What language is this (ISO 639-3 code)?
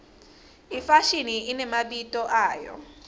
ssw